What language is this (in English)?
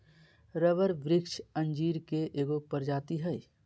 Magahi